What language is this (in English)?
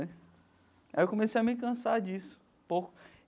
Portuguese